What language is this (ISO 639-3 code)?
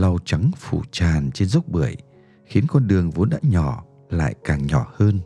vie